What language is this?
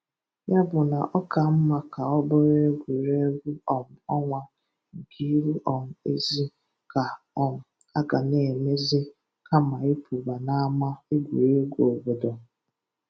Igbo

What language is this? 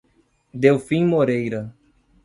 Portuguese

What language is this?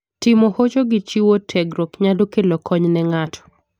Luo (Kenya and Tanzania)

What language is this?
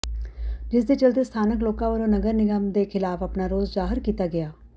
Punjabi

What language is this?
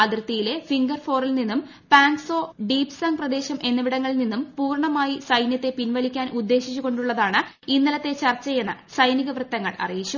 Malayalam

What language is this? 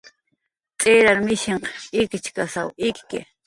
Jaqaru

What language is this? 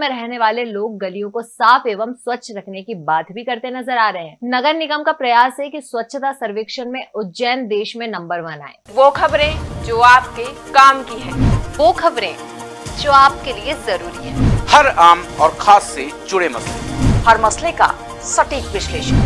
Hindi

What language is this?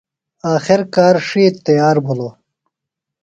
Phalura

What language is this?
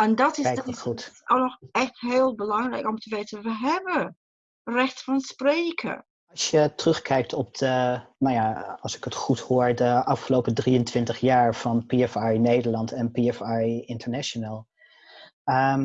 Dutch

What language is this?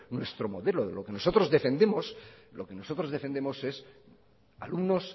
Spanish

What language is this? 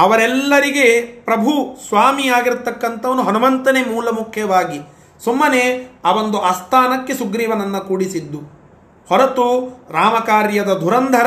Kannada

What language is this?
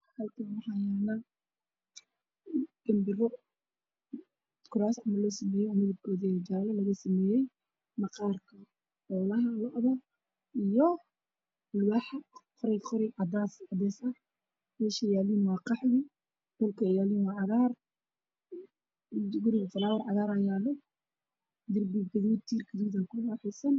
Somali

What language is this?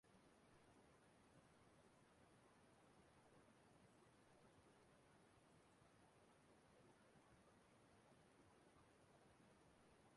Igbo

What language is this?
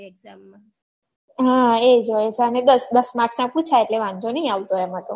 Gujarati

